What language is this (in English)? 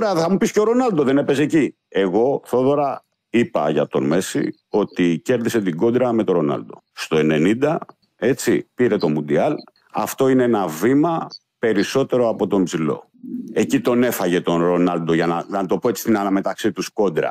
Greek